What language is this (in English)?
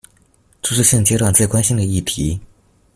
Chinese